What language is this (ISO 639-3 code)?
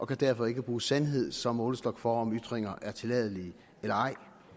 dan